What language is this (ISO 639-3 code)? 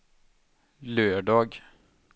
swe